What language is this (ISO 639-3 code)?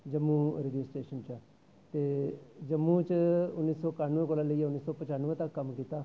doi